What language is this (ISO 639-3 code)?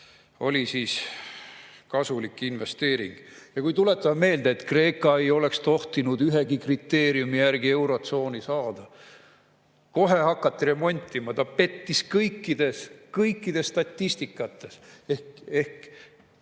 est